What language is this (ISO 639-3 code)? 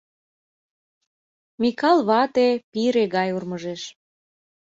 chm